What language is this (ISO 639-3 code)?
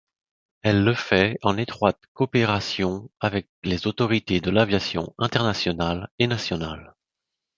fra